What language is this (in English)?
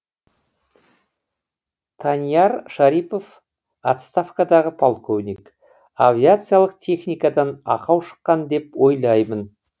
Kazakh